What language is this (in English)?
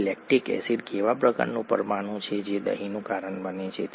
Gujarati